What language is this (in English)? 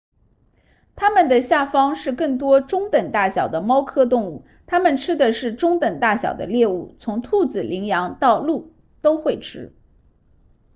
Chinese